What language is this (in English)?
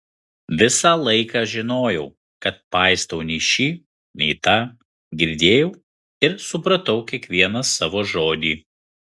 Lithuanian